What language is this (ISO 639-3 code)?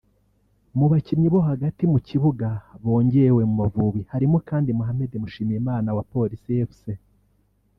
kin